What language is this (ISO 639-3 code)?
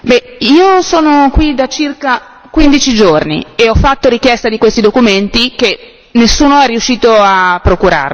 ita